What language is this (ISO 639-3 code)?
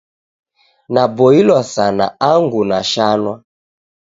dav